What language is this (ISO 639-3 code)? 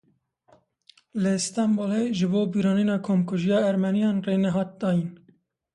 kur